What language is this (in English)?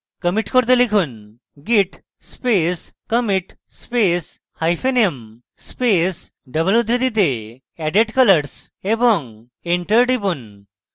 Bangla